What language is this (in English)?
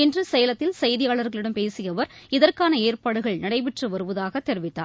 Tamil